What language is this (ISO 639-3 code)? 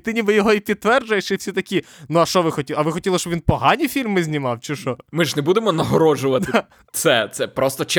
ukr